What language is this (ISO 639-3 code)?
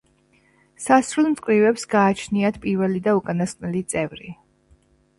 kat